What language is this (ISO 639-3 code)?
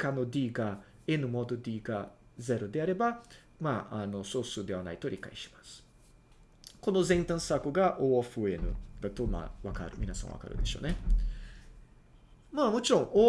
jpn